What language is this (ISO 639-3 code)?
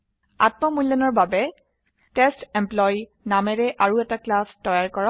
asm